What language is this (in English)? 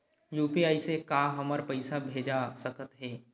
Chhattisgarhi